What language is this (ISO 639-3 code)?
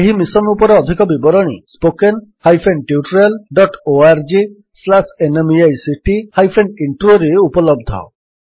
ori